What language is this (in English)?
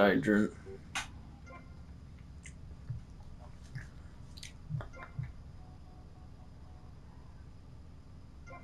English